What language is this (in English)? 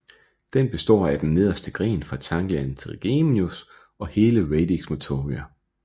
Danish